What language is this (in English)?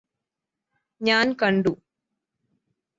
Malayalam